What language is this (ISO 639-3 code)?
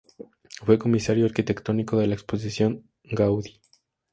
spa